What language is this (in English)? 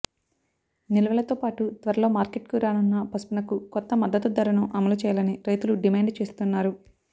Telugu